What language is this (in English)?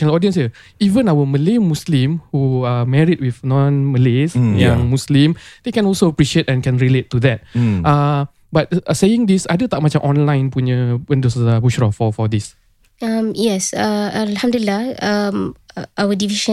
Malay